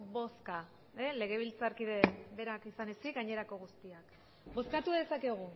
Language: Basque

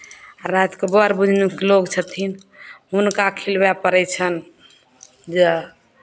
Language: Maithili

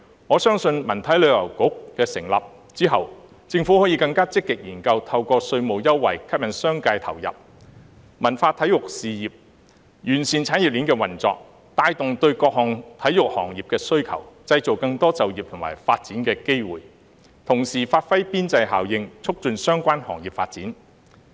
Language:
Cantonese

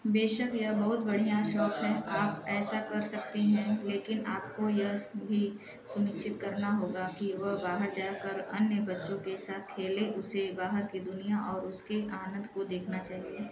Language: Hindi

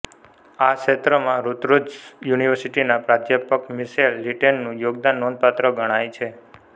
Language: Gujarati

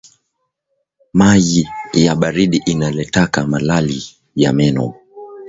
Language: Swahili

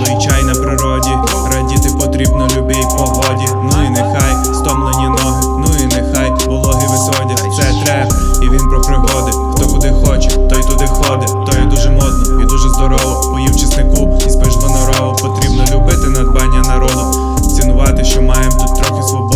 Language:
Ukrainian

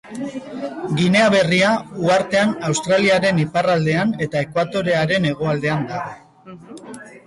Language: Basque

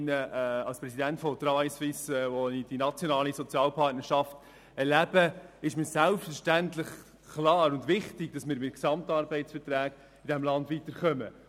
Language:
Swiss German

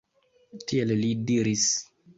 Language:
Esperanto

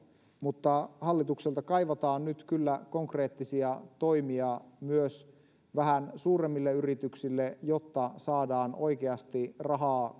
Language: Finnish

